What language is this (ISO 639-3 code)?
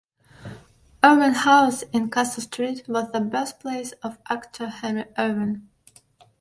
eng